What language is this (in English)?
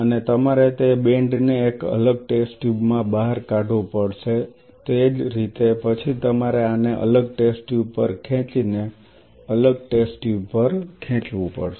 Gujarati